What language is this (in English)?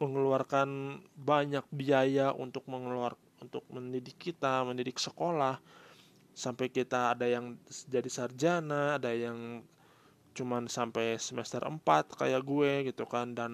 Indonesian